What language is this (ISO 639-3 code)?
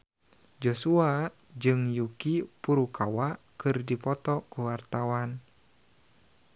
sun